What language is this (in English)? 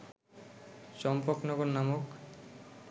Bangla